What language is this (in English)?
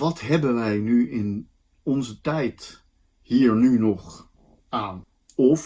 Dutch